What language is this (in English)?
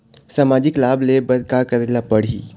Chhattisgarhi